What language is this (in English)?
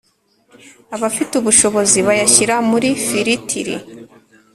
Kinyarwanda